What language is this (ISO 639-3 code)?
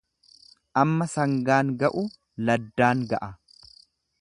orm